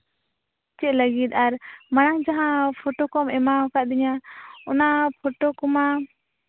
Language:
Santali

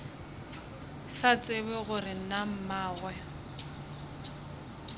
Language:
Northern Sotho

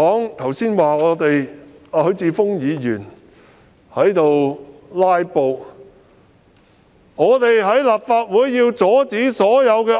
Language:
Cantonese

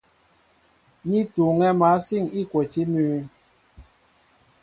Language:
Mbo (Cameroon)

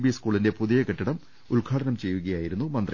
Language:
Malayalam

